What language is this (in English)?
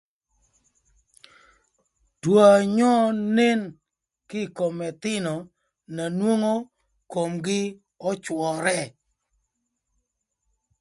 Thur